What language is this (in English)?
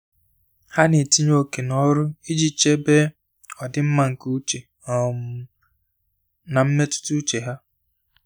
Igbo